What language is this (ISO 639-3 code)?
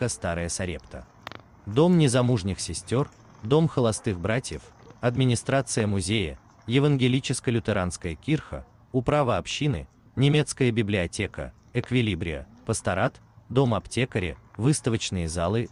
rus